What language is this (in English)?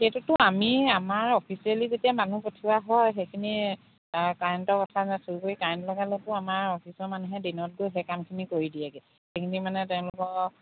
Assamese